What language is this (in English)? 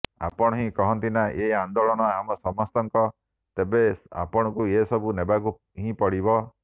Odia